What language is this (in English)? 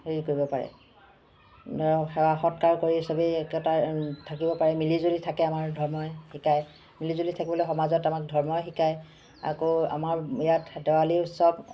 Assamese